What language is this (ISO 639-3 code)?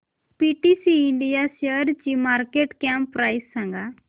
mar